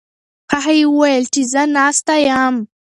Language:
Pashto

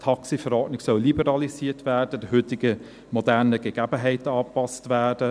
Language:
Swiss German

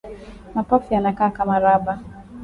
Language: Swahili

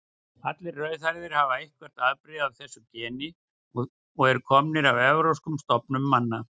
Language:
Icelandic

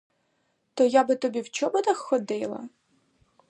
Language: Ukrainian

